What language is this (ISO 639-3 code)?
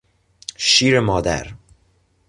fas